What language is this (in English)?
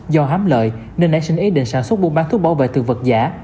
Vietnamese